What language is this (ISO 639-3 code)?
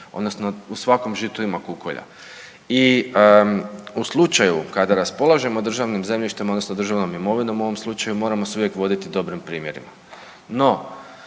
hrv